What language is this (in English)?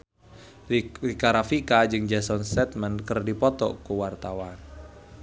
Sundanese